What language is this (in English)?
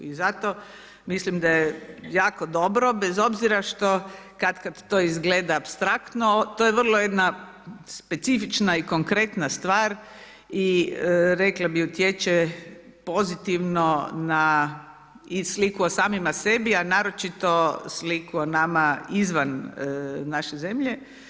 Croatian